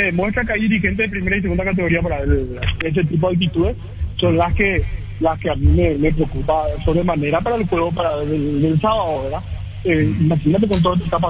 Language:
Spanish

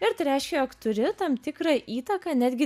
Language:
Lithuanian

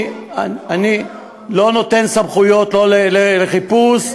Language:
Hebrew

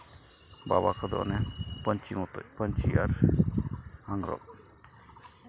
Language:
Santali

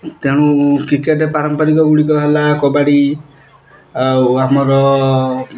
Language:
Odia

